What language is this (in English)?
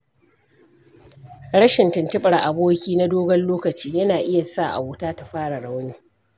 Hausa